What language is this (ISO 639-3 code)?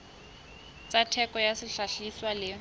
sot